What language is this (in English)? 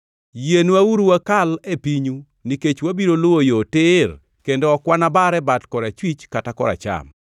Luo (Kenya and Tanzania)